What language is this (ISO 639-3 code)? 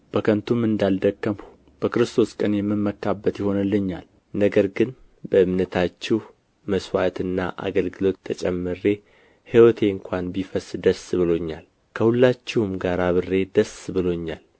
amh